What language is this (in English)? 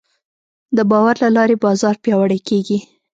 Pashto